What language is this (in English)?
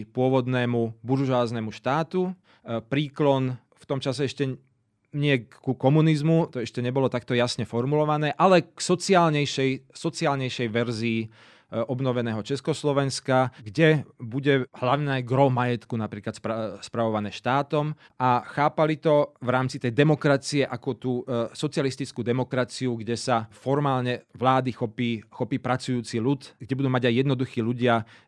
Slovak